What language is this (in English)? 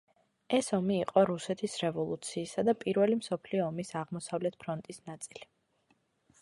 Georgian